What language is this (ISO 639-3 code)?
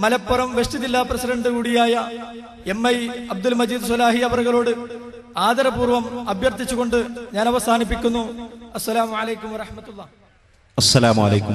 mal